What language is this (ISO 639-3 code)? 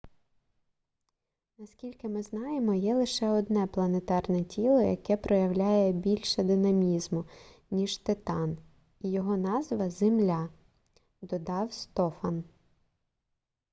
ukr